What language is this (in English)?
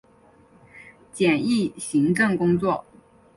Chinese